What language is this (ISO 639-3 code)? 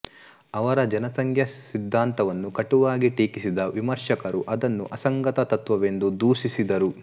kan